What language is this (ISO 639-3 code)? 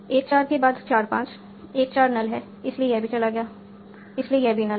hin